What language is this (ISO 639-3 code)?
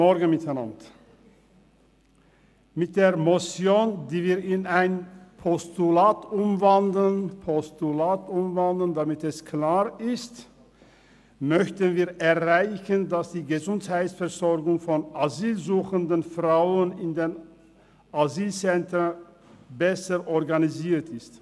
gsw